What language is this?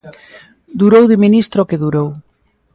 Galician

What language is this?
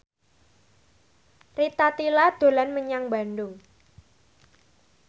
Javanese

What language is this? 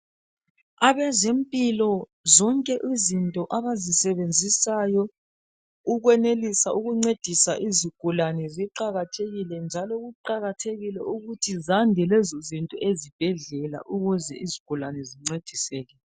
North Ndebele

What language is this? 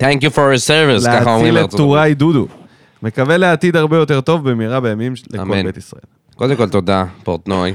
Hebrew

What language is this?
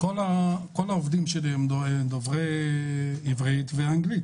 Hebrew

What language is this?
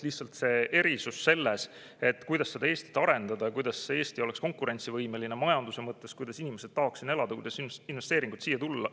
Estonian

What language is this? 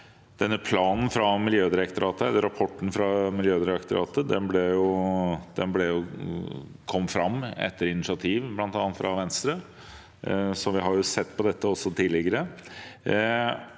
Norwegian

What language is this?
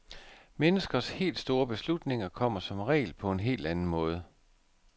Danish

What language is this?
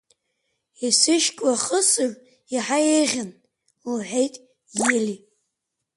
Abkhazian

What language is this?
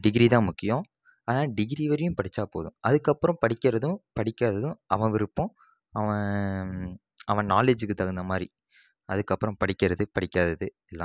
Tamil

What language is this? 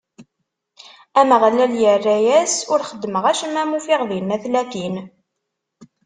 Kabyle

